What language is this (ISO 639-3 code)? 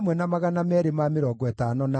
kik